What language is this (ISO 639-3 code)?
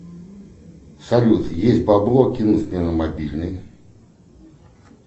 rus